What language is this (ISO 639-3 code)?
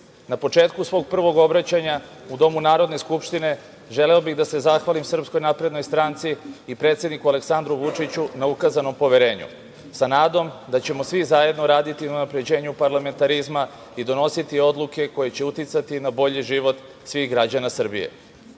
srp